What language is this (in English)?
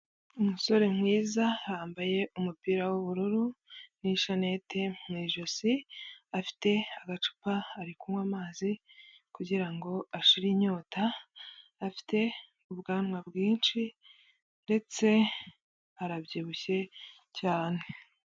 Kinyarwanda